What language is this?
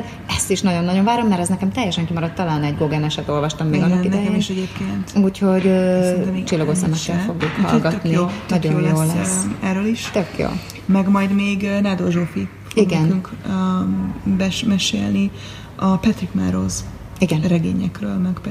Hungarian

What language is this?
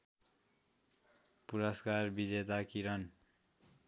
Nepali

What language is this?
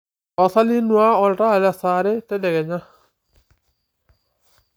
Masai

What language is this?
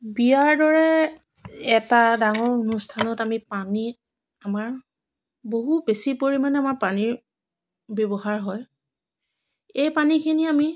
Assamese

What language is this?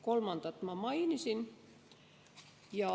Estonian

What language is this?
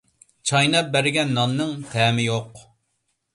Uyghur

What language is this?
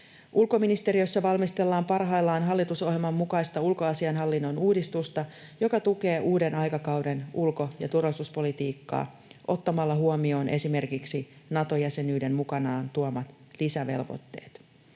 Finnish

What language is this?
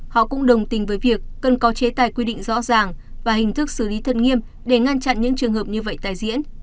Vietnamese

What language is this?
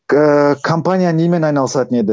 Kazakh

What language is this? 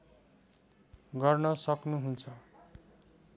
Nepali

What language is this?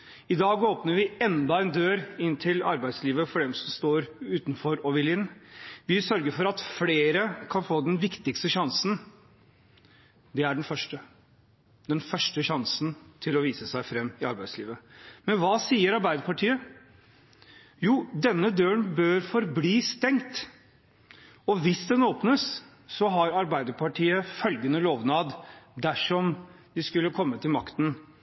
Norwegian Bokmål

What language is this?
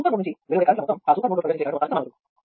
Telugu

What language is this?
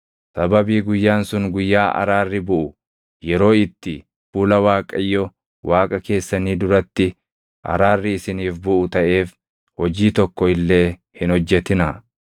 Oromo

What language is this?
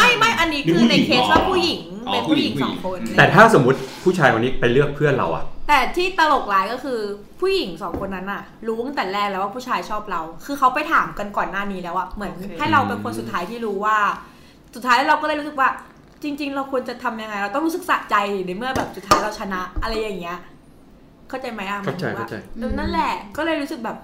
Thai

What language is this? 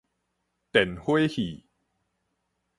Min Nan Chinese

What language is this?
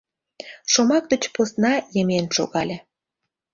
Mari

